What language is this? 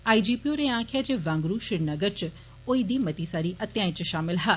Dogri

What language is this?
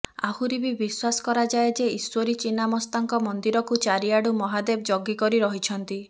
Odia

